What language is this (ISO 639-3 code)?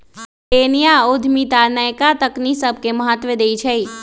mag